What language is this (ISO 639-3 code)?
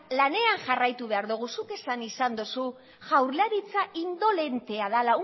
eus